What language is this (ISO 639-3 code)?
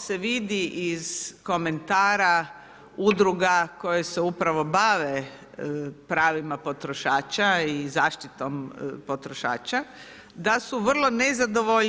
hrv